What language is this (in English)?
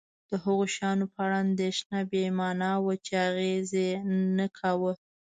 Pashto